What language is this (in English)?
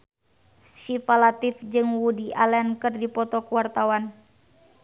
Sundanese